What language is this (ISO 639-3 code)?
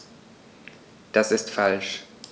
deu